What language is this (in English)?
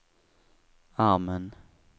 Swedish